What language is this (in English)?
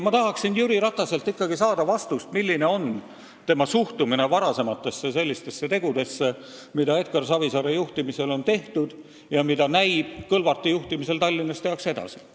Estonian